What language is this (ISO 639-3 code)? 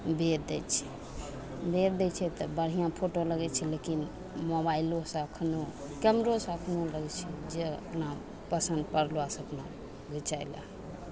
mai